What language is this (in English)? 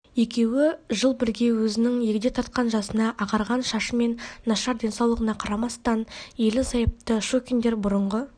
Kazakh